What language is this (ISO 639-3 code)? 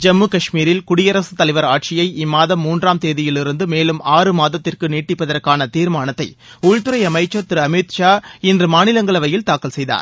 tam